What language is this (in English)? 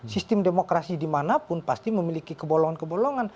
Indonesian